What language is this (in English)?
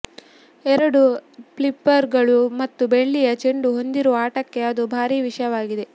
Kannada